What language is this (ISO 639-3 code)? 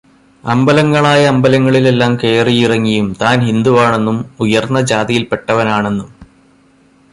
mal